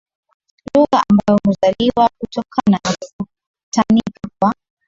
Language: Swahili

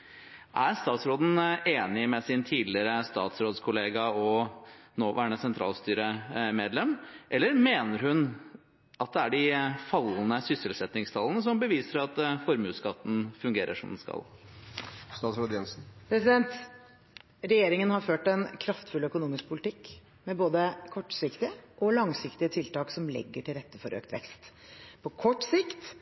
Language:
Norwegian Bokmål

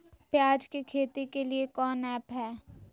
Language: Magahi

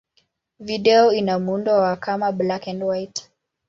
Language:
Swahili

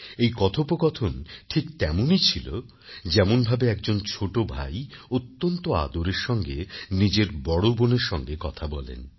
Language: Bangla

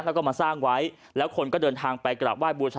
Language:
Thai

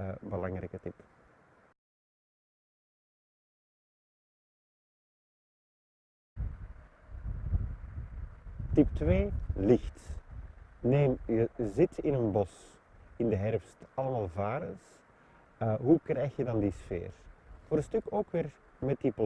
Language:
Dutch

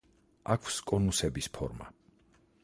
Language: Georgian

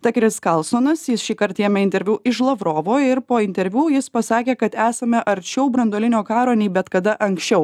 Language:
Lithuanian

